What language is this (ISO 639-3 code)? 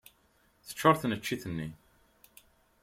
kab